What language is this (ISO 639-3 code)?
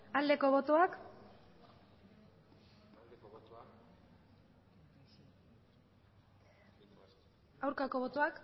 eus